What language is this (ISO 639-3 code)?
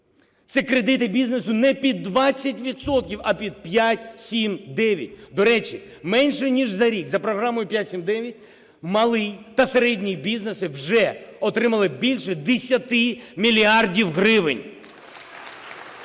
ukr